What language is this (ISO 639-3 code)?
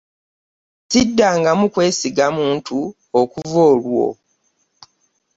lug